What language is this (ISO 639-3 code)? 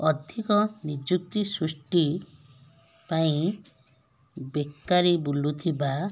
ori